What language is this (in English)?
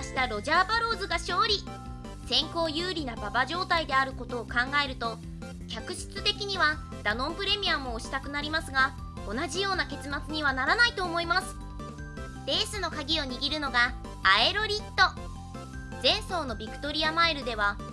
Japanese